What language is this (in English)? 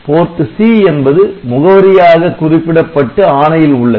Tamil